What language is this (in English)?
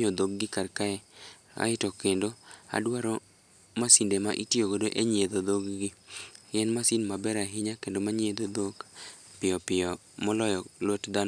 Luo (Kenya and Tanzania)